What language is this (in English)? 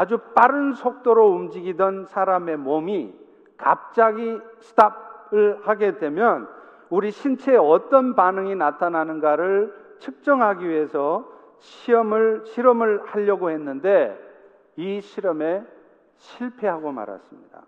Korean